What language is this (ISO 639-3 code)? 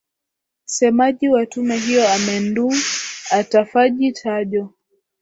swa